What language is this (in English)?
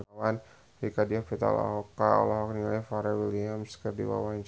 Sundanese